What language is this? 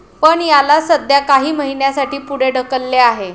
Marathi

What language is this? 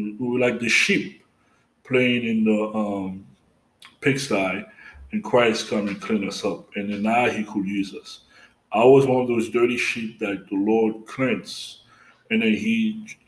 English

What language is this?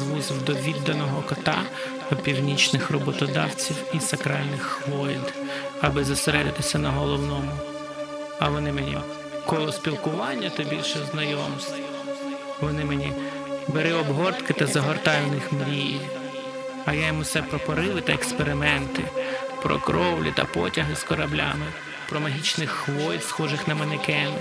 Ukrainian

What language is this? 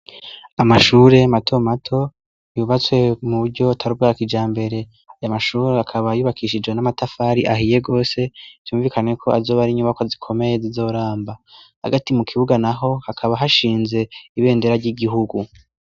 Rundi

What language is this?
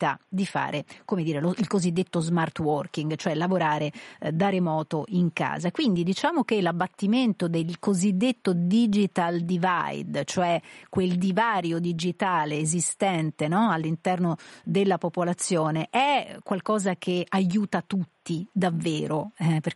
Italian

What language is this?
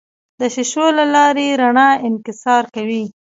Pashto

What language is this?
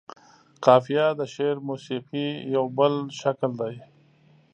Pashto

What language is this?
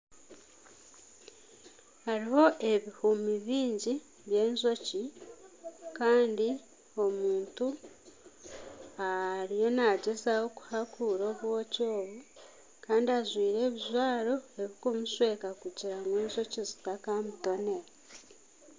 Nyankole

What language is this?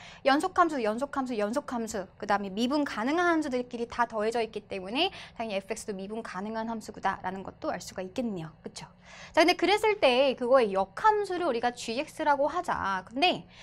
Korean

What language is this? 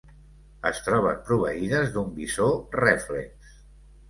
Catalan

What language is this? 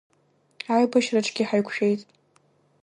Abkhazian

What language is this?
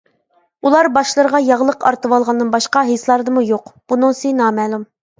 Uyghur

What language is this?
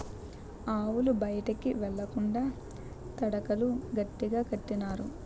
Telugu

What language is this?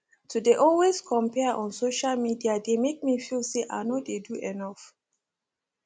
Nigerian Pidgin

